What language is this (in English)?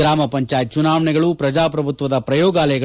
Kannada